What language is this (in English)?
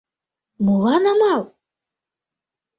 Mari